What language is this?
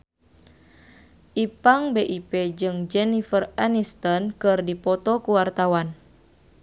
Sundanese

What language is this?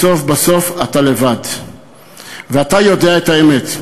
Hebrew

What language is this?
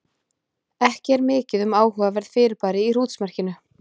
Icelandic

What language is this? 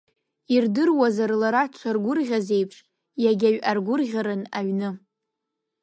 Abkhazian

